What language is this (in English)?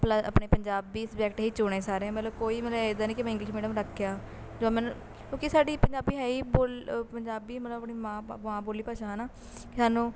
Punjabi